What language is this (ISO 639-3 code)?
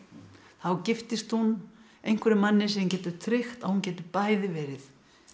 isl